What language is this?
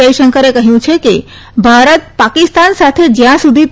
Gujarati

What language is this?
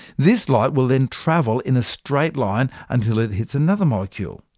English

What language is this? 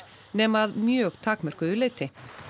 Icelandic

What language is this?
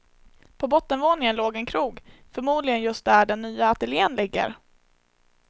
Swedish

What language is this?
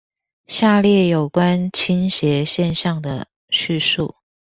Chinese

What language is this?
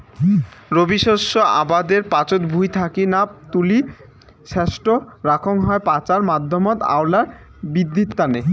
Bangla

